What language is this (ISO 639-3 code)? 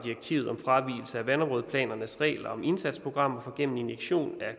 dan